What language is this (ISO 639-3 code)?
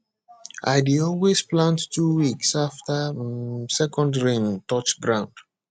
pcm